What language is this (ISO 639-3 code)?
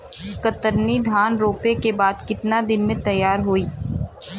bho